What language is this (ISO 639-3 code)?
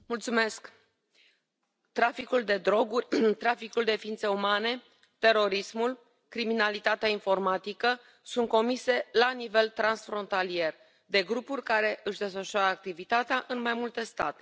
ron